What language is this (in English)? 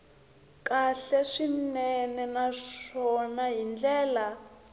Tsonga